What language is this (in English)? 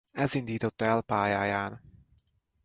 Hungarian